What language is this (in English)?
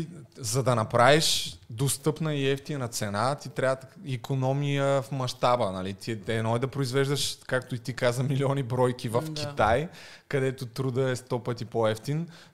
Bulgarian